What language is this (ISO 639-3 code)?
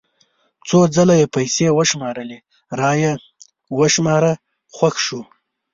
pus